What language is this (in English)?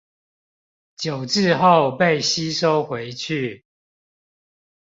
Chinese